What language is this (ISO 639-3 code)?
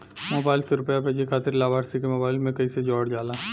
bho